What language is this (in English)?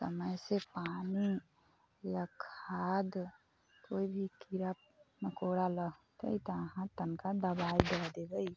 Maithili